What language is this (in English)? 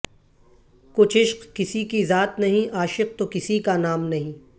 Urdu